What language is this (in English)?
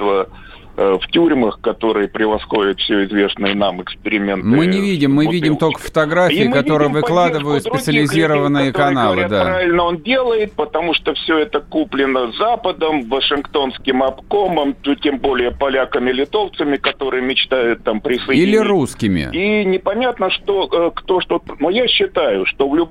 Russian